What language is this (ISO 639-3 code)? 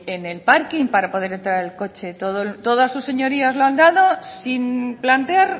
spa